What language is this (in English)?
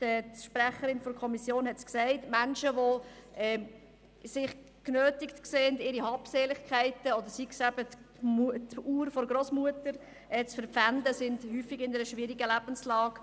Swiss German